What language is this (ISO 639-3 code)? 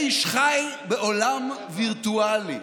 heb